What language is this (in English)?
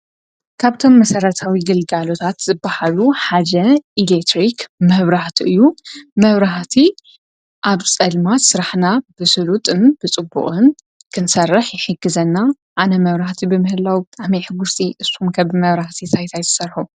Tigrinya